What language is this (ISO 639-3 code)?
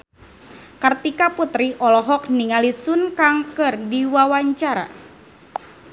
sun